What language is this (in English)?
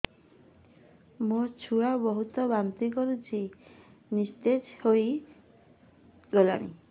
Odia